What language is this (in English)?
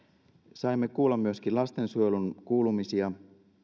Finnish